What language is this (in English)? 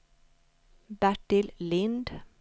Swedish